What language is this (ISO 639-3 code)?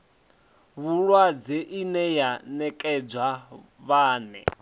ven